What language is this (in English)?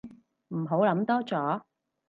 Cantonese